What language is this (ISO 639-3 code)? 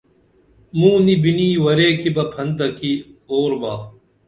dml